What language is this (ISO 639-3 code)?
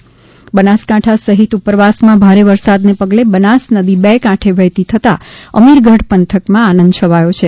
guj